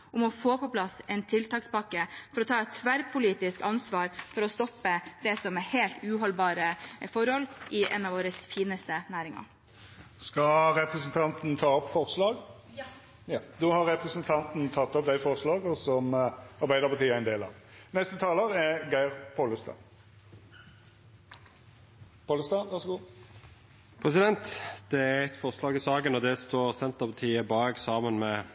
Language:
Norwegian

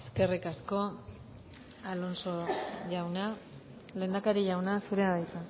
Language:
Basque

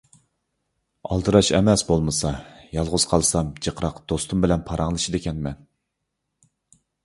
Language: Uyghur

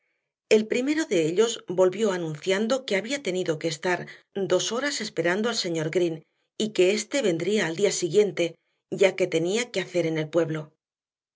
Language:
Spanish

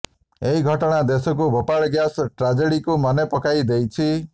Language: Odia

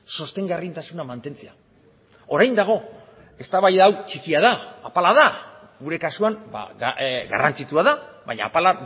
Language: Basque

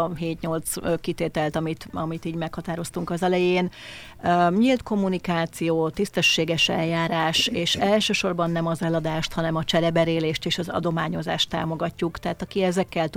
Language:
Hungarian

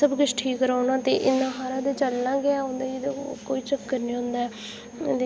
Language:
Dogri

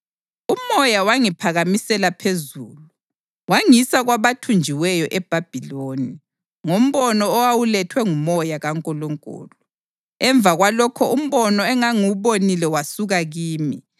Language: North Ndebele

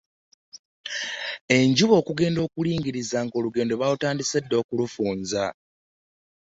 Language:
Ganda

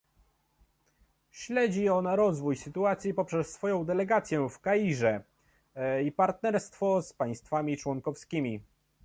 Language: Polish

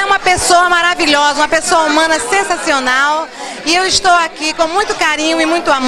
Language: Portuguese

